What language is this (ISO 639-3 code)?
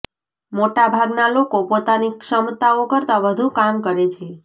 guj